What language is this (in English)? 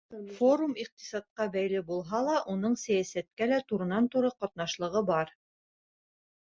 Bashkir